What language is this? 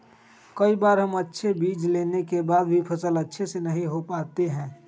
Magahi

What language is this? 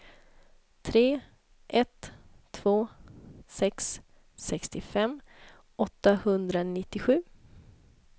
Swedish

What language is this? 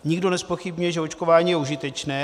Czech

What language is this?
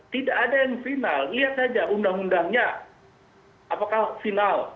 Indonesian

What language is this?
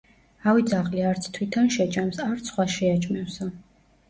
Georgian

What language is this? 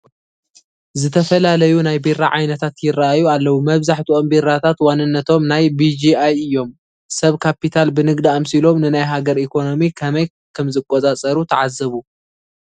Tigrinya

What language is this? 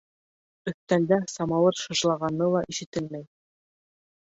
Bashkir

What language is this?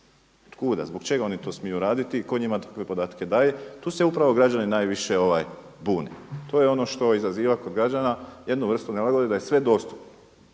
Croatian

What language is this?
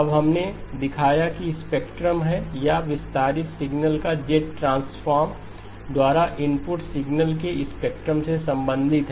Hindi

